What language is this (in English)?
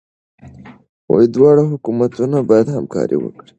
Pashto